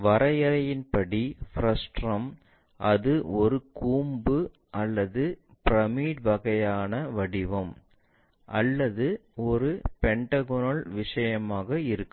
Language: Tamil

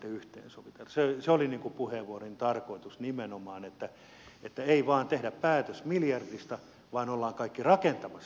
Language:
Finnish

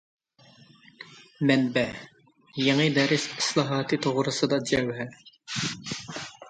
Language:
Uyghur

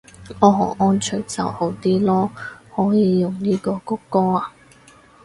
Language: Cantonese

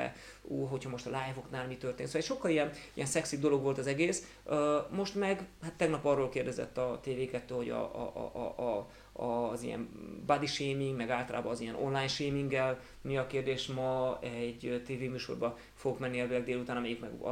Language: Hungarian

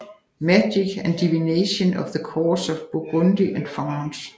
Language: Danish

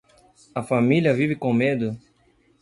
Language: Portuguese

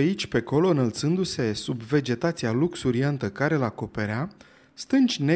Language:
Romanian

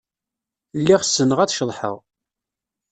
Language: Kabyle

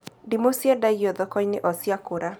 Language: Kikuyu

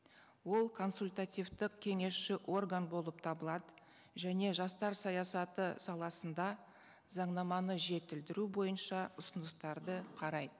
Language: Kazakh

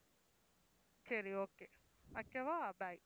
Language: Tamil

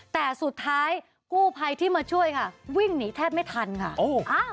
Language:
Thai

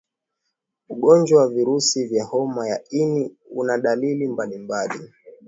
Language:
Swahili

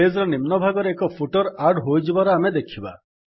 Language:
Odia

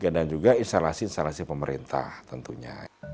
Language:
Indonesian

